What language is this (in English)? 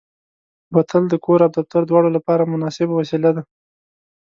Pashto